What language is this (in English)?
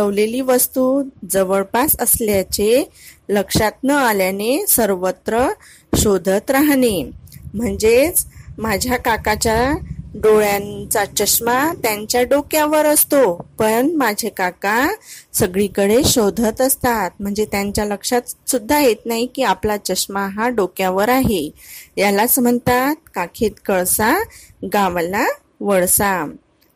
Marathi